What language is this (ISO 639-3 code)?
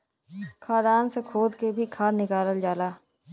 bho